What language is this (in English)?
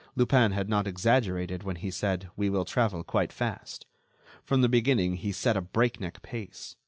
English